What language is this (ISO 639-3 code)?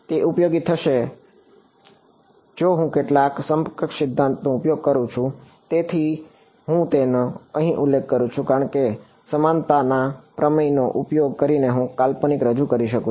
guj